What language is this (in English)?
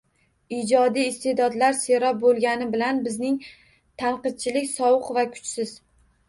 Uzbek